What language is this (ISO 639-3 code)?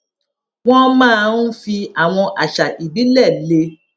yor